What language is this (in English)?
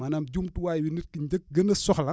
Wolof